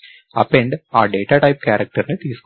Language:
Telugu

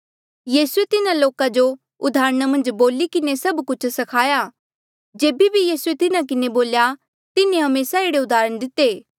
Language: Mandeali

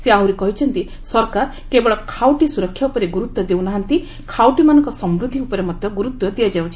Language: Odia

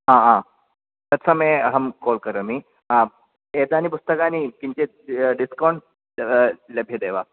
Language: Sanskrit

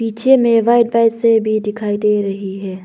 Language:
Hindi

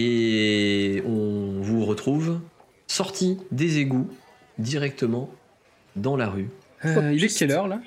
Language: French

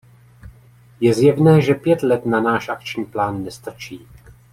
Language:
Czech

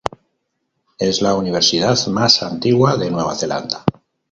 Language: Spanish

